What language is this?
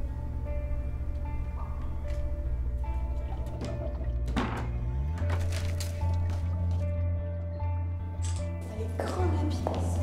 French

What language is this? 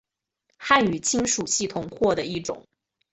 Chinese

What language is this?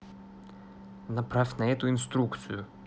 Russian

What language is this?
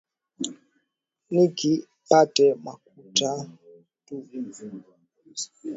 Swahili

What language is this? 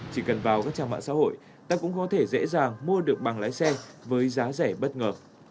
Vietnamese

